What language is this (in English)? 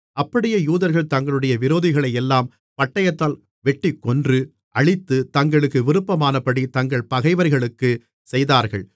Tamil